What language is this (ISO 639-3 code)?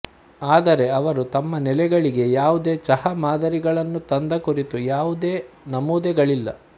kan